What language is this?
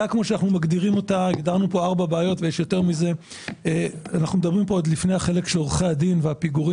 Hebrew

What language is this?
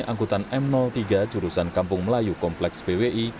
Indonesian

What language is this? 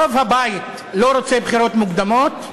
Hebrew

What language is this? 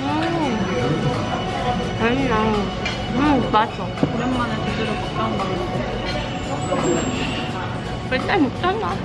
Korean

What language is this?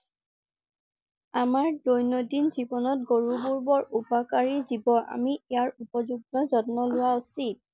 Assamese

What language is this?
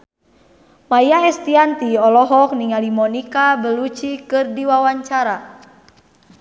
Sundanese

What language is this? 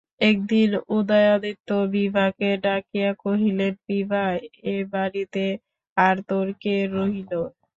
Bangla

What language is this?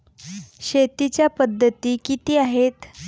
Marathi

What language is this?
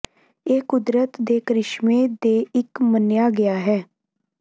Punjabi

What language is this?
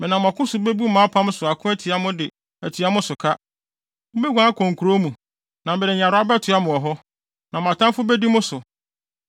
Akan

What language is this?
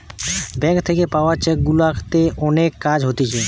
Bangla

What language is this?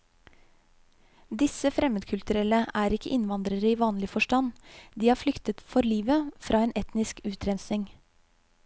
Norwegian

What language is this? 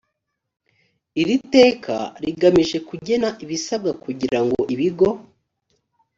Kinyarwanda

